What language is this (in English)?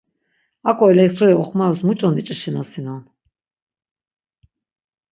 Laz